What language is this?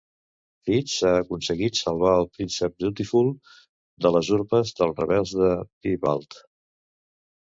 Catalan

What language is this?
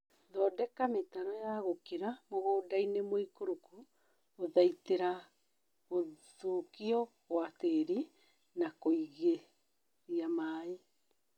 Kikuyu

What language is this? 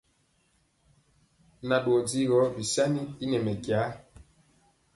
Mpiemo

